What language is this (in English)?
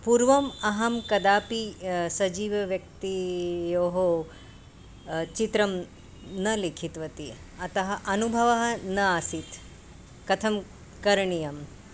Sanskrit